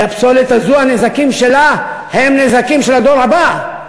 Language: Hebrew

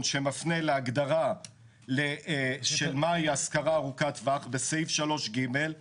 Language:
Hebrew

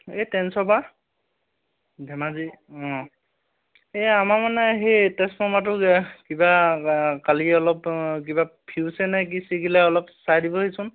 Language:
Assamese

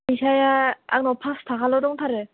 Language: Bodo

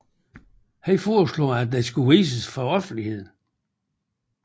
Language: Danish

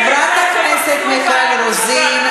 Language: Hebrew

